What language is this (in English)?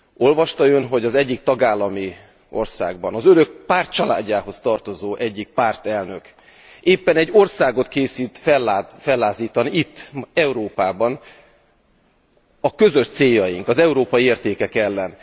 Hungarian